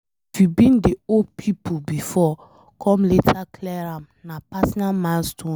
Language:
Nigerian Pidgin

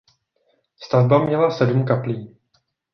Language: Czech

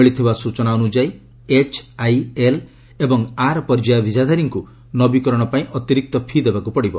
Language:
Odia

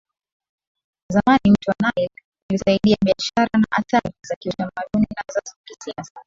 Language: Swahili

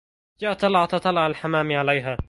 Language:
Arabic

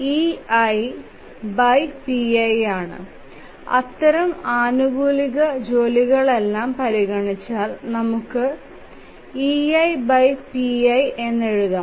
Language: Malayalam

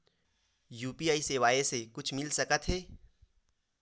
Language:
Chhattisgarhi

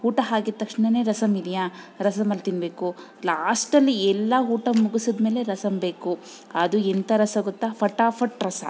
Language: Kannada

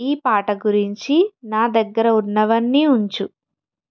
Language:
Telugu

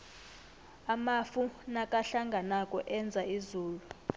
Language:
South Ndebele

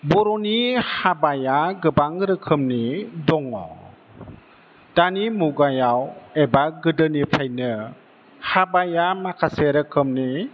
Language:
Bodo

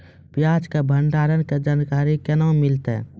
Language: Maithili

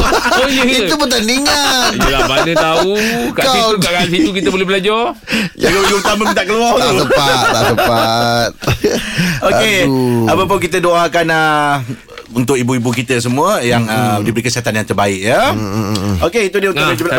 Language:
Malay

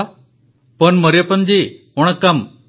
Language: Odia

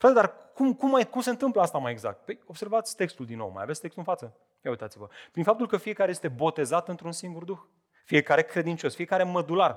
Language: Romanian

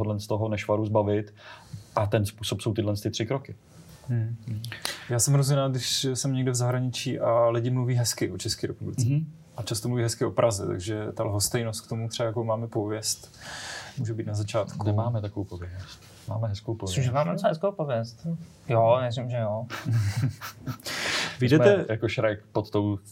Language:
Czech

